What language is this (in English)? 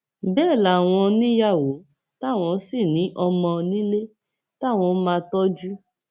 Yoruba